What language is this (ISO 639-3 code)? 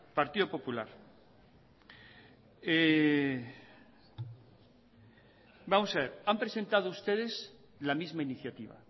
spa